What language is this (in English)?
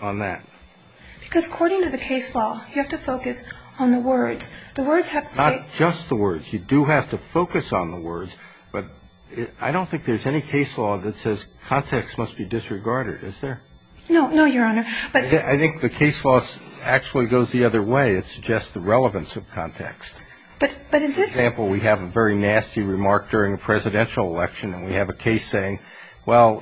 English